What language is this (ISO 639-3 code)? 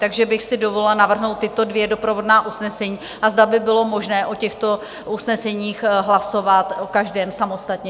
ces